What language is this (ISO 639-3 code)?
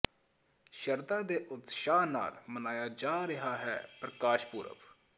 pan